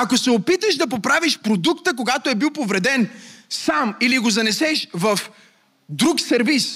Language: Bulgarian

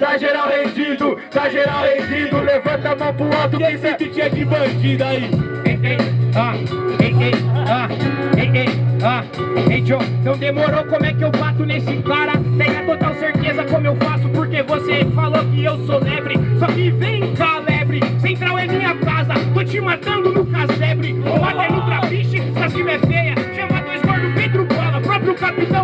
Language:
Portuguese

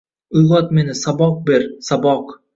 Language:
Uzbek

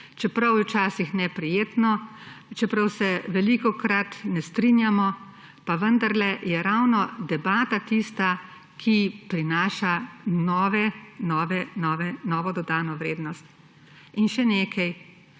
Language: Slovenian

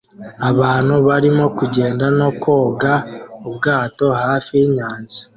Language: Kinyarwanda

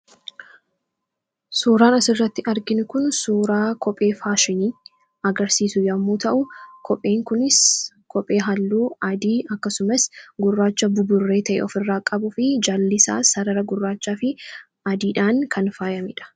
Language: Oromo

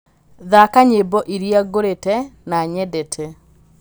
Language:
Kikuyu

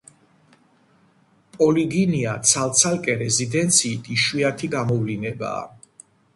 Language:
Georgian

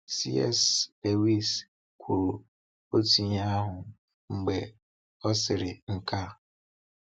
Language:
Igbo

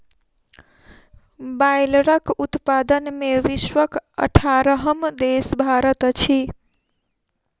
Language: Maithili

